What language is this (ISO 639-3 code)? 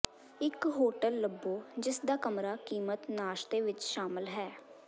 pan